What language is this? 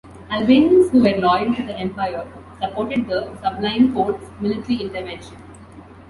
English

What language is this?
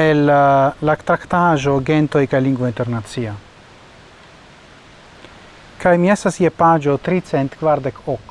Italian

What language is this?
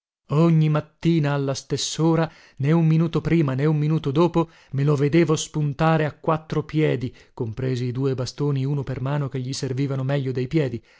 Italian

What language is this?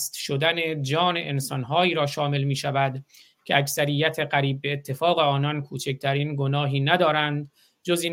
Persian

